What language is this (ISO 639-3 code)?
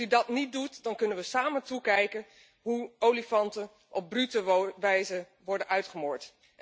nld